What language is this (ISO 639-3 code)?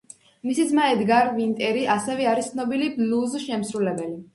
kat